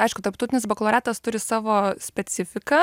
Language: Lithuanian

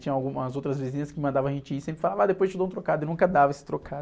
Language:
Portuguese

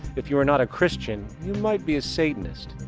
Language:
English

